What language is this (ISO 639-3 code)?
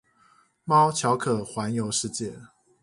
zho